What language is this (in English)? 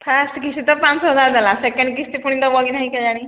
Odia